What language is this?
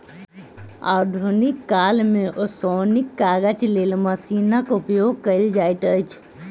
Maithili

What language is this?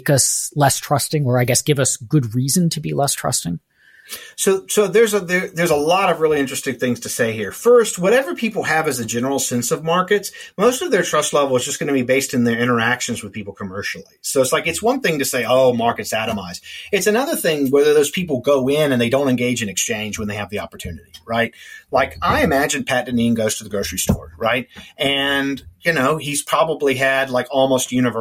English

